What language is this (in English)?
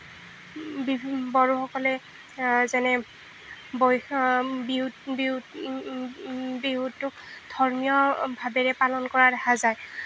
Assamese